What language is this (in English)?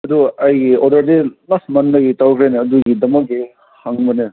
Manipuri